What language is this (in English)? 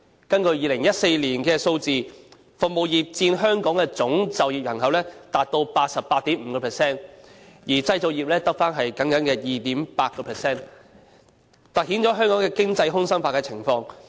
Cantonese